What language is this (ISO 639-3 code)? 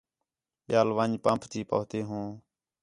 xhe